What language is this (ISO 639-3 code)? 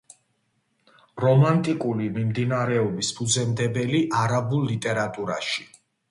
kat